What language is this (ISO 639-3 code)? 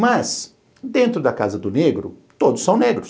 por